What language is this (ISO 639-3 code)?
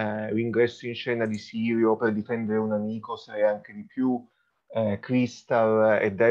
ita